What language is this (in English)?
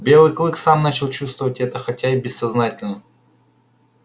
Russian